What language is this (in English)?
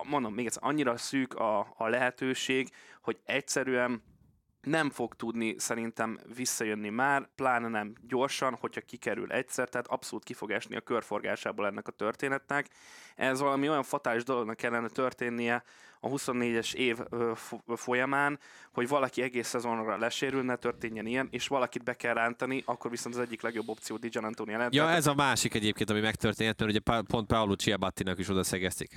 Hungarian